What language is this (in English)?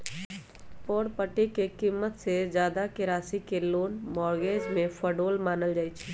Magahi